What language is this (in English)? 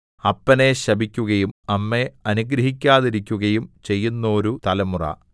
Malayalam